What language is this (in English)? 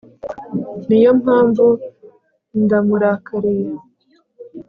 Kinyarwanda